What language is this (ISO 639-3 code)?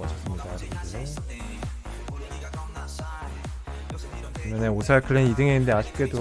kor